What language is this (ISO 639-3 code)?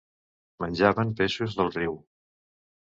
cat